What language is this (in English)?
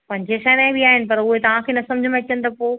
Sindhi